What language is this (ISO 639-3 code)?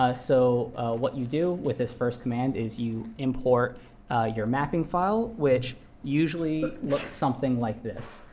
eng